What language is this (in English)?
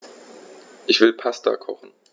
German